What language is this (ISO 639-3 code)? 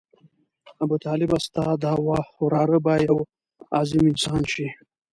pus